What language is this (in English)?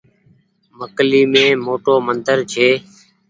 Goaria